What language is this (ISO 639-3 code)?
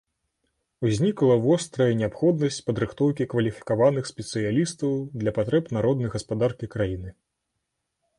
bel